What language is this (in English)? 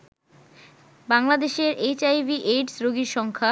Bangla